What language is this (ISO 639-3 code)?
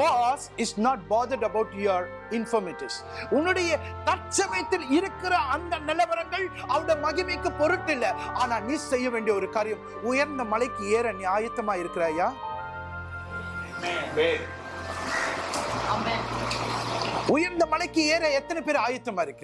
tam